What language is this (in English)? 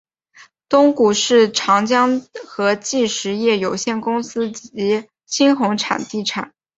Chinese